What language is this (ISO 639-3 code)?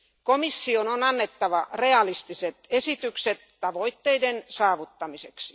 fin